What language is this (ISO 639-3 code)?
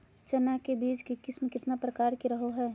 mag